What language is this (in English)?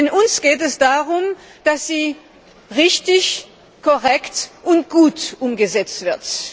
German